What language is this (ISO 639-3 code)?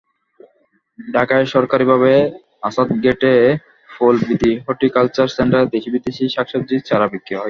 ben